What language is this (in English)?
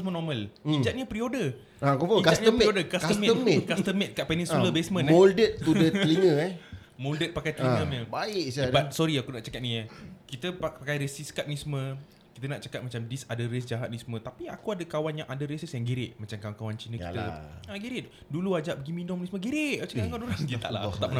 Malay